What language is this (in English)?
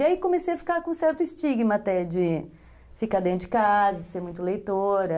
Portuguese